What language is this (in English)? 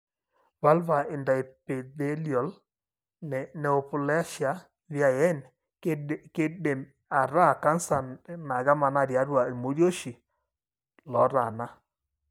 Masai